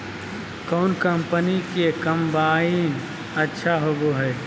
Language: Magahi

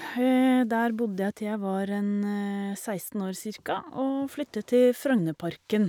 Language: Norwegian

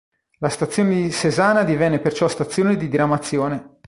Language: Italian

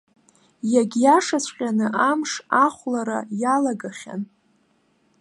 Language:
Abkhazian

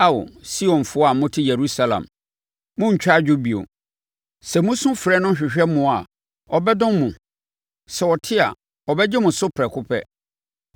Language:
Akan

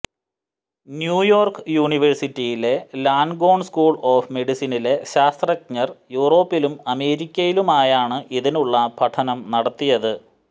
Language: Malayalam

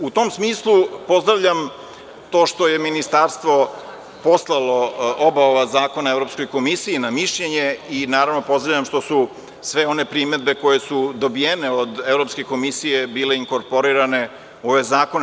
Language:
Serbian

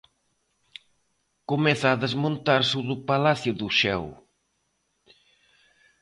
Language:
Galician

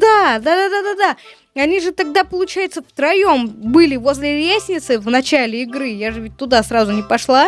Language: Russian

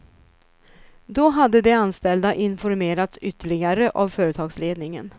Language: Swedish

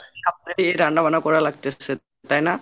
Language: Bangla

